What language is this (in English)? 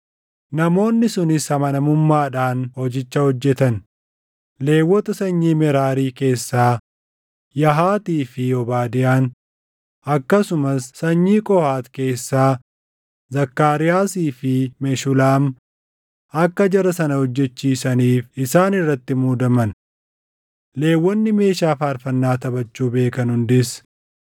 Oromo